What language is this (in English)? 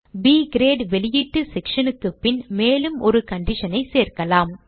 Tamil